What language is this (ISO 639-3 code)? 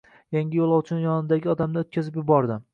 uzb